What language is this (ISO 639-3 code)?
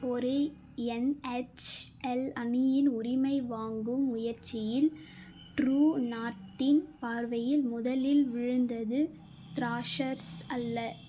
tam